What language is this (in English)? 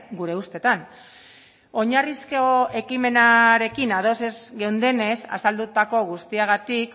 Basque